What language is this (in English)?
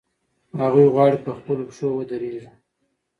Pashto